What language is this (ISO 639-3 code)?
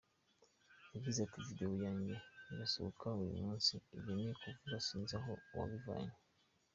kin